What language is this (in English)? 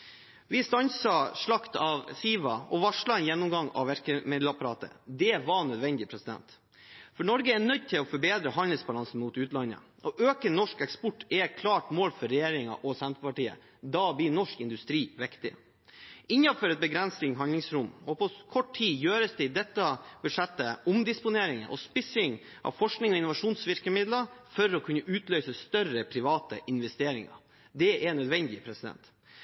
Norwegian Bokmål